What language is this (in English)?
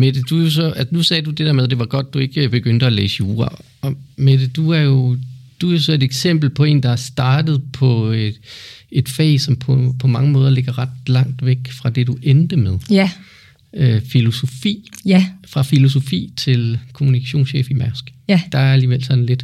Danish